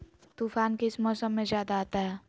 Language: Magahi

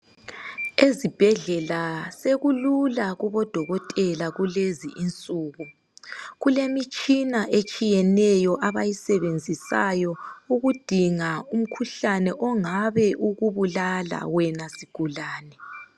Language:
North Ndebele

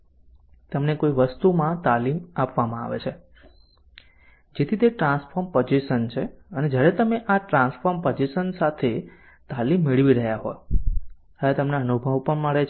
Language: Gujarati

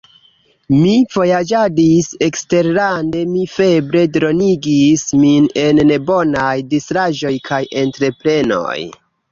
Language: Esperanto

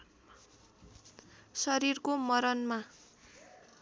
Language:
Nepali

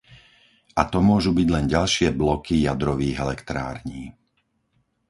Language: Slovak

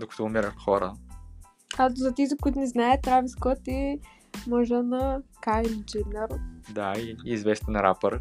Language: Bulgarian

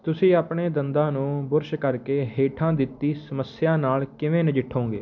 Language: Punjabi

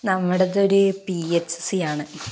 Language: Malayalam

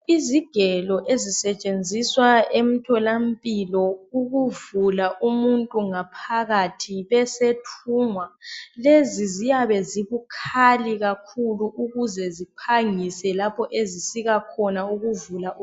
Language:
North Ndebele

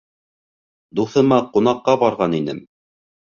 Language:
Bashkir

